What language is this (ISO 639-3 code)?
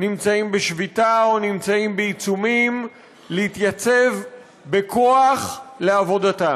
heb